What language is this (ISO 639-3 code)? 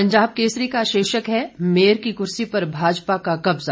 hin